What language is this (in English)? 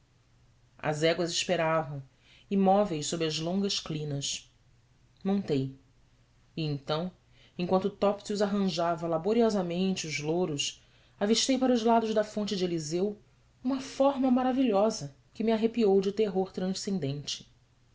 Portuguese